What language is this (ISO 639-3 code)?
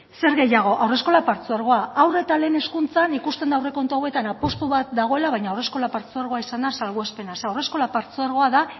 eus